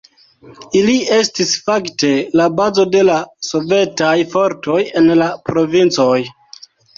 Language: Esperanto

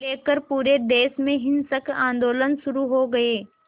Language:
Hindi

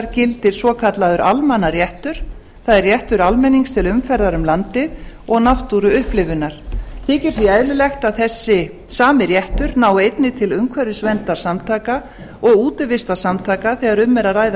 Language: Icelandic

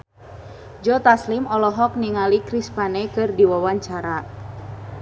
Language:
Sundanese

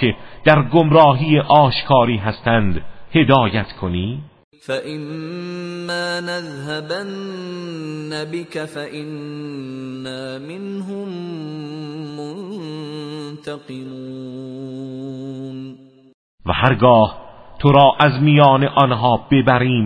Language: Persian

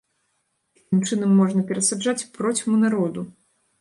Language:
Belarusian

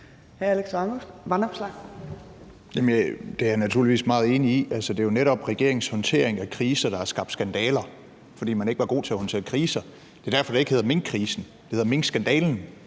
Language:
Danish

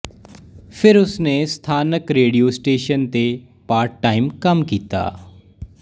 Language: Punjabi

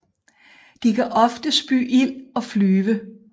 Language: Danish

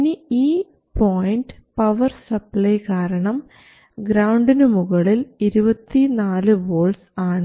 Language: Malayalam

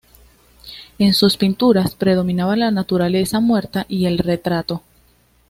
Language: Spanish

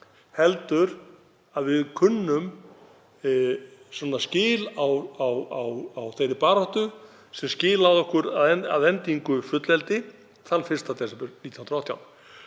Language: Icelandic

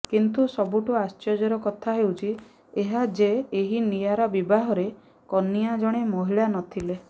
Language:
Odia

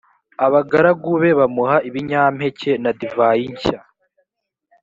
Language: Kinyarwanda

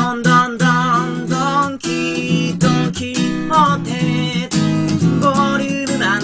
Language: Japanese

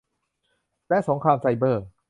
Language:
Thai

